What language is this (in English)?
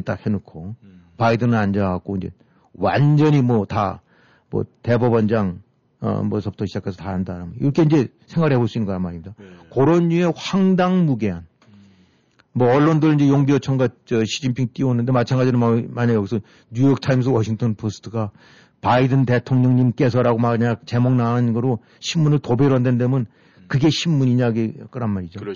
Korean